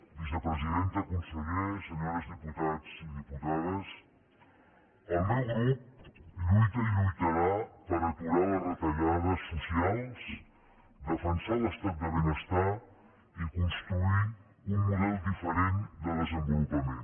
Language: Catalan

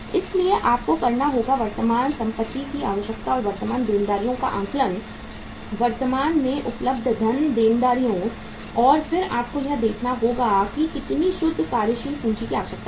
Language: Hindi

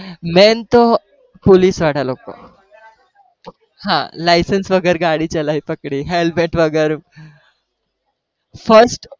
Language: Gujarati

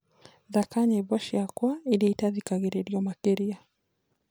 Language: Kikuyu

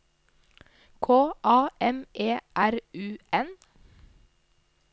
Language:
Norwegian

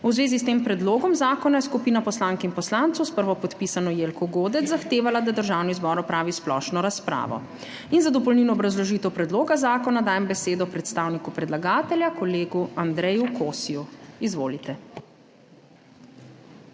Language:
Slovenian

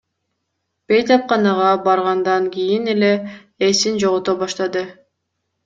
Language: Kyrgyz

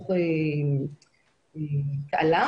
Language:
Hebrew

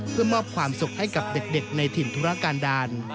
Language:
Thai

